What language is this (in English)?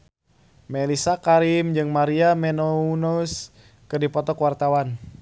Sundanese